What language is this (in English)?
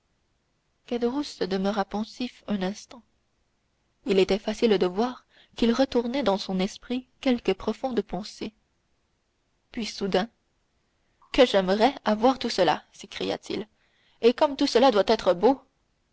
French